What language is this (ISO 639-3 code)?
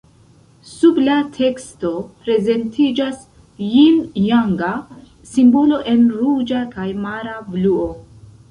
epo